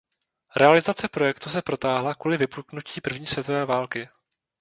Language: Czech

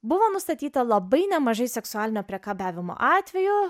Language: Lithuanian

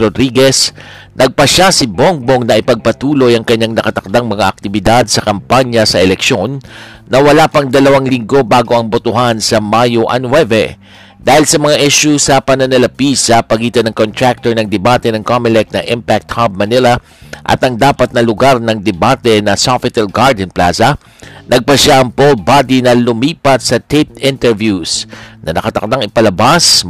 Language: Filipino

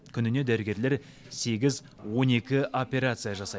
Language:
Kazakh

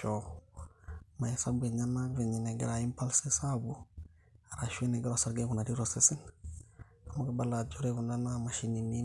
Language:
Masai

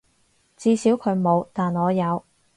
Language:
Cantonese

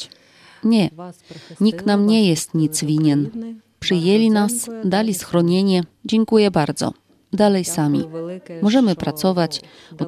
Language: Polish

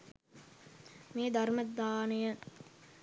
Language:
Sinhala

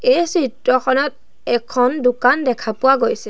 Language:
Assamese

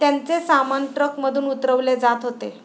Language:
Marathi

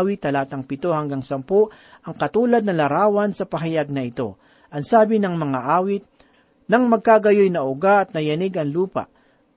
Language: Filipino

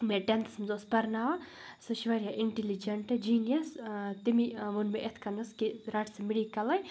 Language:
Kashmiri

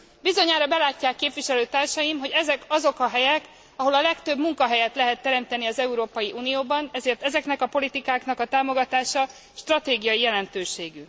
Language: Hungarian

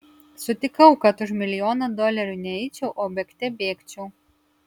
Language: Lithuanian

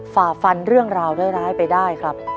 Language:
Thai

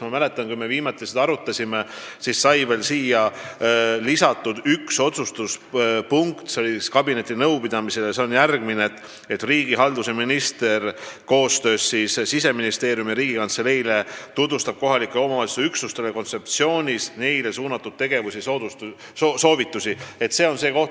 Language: Estonian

